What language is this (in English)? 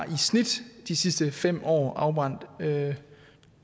Danish